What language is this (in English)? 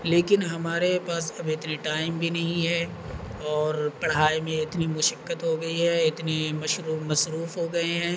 Urdu